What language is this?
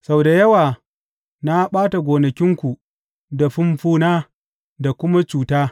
Hausa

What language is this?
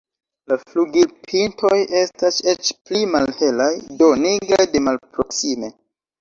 Esperanto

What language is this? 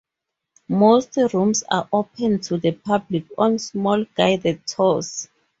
English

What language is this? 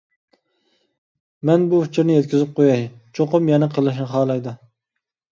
Uyghur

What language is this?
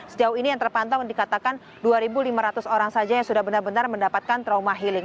Indonesian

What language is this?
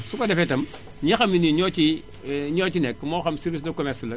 Wolof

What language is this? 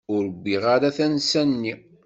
Kabyle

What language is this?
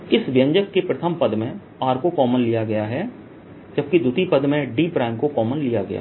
Hindi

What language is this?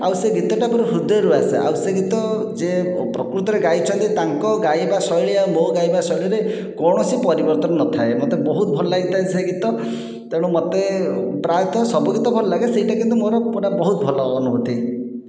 Odia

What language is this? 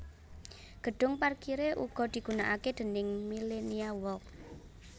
Javanese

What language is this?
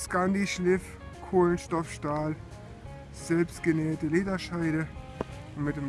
German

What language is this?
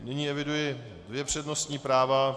Czech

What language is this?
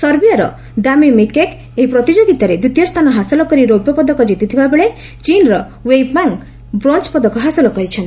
Odia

